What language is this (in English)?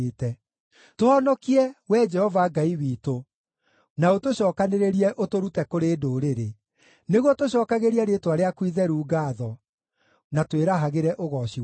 Kikuyu